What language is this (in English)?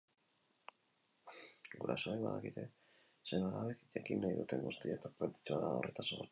Basque